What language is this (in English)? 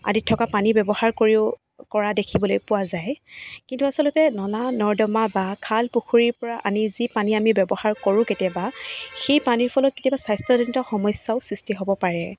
Assamese